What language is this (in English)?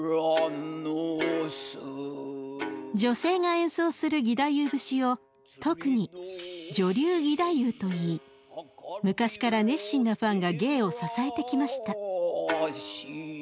Japanese